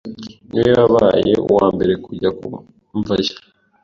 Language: Kinyarwanda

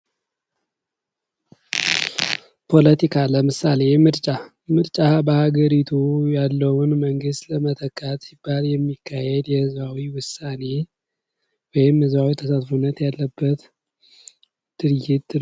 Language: Amharic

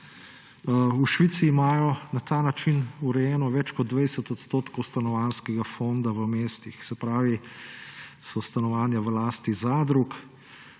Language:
Slovenian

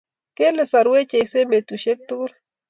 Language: Kalenjin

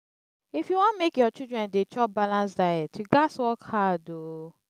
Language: Nigerian Pidgin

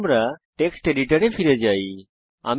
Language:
Bangla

